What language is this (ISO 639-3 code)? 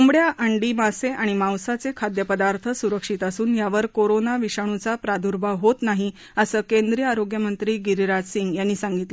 mar